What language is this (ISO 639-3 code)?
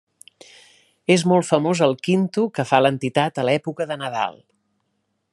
cat